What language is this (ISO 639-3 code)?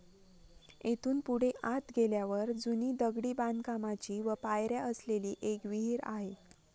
mar